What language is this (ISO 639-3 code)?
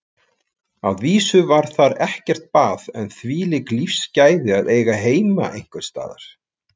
isl